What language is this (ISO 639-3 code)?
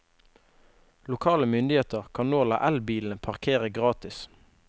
nor